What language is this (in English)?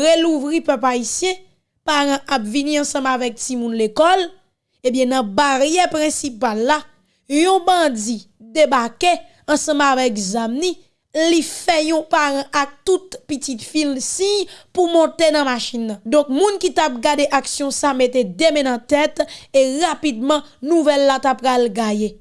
French